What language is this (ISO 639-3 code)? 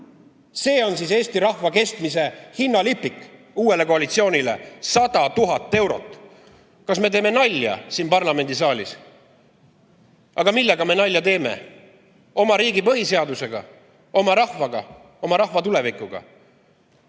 est